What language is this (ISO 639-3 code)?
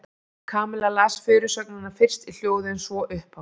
isl